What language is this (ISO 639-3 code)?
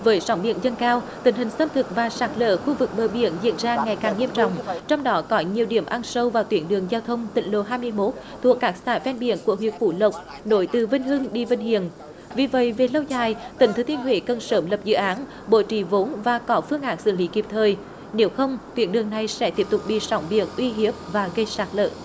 vie